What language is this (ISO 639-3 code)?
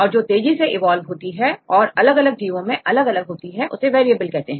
hin